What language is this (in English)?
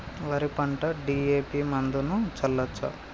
Telugu